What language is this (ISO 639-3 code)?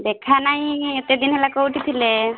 ori